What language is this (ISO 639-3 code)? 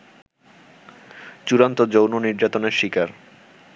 ben